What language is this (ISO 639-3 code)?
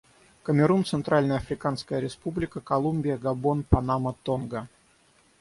rus